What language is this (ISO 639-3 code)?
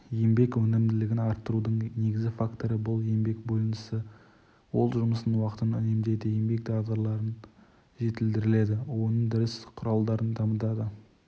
kaz